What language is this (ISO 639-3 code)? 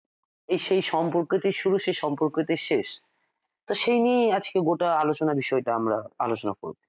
ben